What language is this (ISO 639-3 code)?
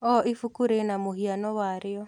kik